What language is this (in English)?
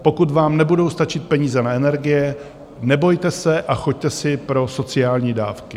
Czech